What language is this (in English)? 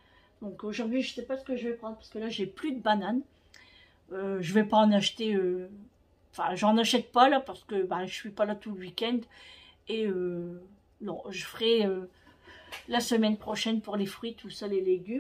French